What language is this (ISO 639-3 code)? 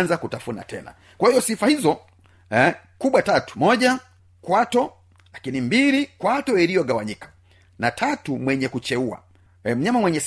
swa